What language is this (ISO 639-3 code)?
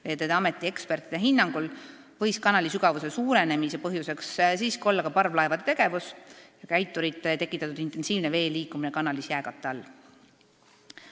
est